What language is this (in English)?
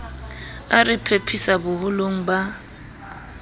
Southern Sotho